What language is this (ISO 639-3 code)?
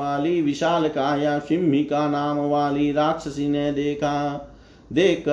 hin